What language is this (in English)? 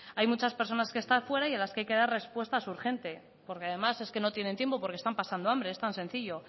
Spanish